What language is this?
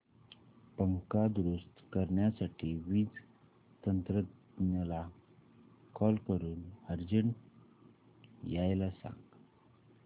Marathi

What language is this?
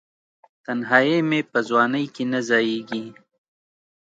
Pashto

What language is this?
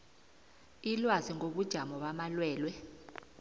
South Ndebele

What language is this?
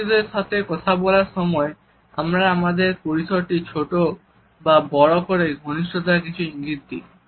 Bangla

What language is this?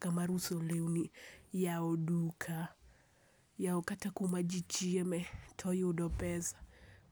Luo (Kenya and Tanzania)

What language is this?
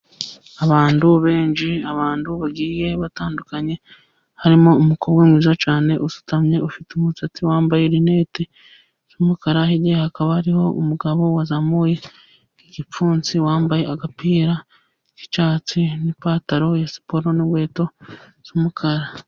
Kinyarwanda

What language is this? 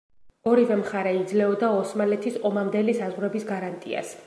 Georgian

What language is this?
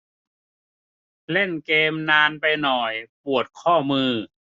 Thai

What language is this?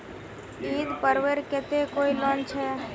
Magahi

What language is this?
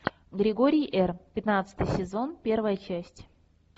Russian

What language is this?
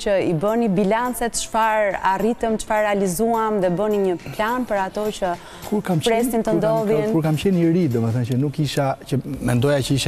Romanian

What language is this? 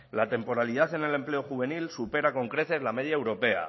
Spanish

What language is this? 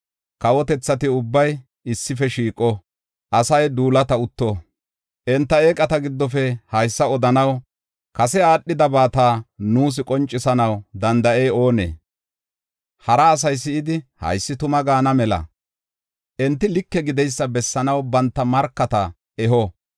Gofa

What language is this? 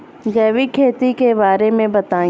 Bhojpuri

